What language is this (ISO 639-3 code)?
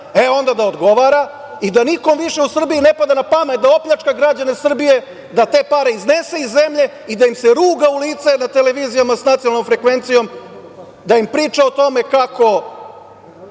srp